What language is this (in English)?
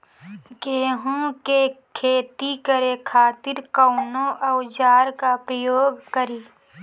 Bhojpuri